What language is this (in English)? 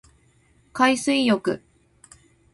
Japanese